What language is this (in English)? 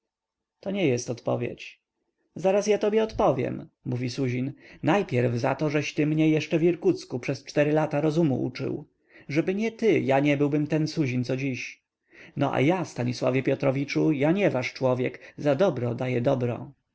Polish